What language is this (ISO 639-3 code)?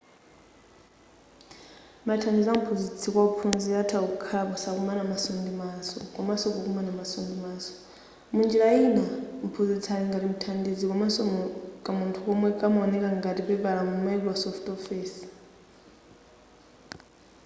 nya